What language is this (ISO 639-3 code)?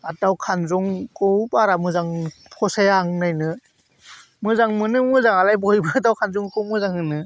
brx